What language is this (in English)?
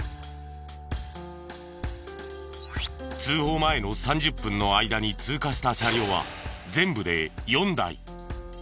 Japanese